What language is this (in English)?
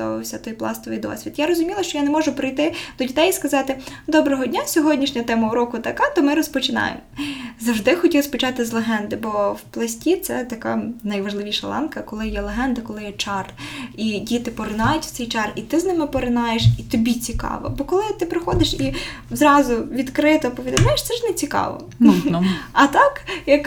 Ukrainian